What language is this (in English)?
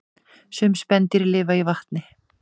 Icelandic